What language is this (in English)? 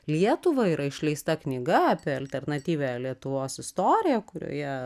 Lithuanian